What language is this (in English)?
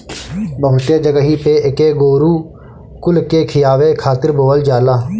Bhojpuri